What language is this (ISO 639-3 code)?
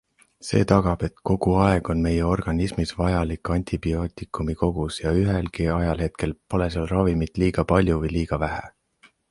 est